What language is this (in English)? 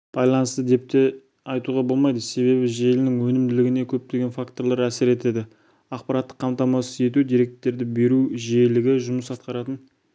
Kazakh